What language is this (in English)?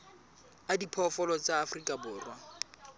Southern Sotho